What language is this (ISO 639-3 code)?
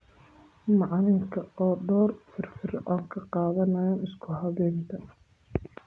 som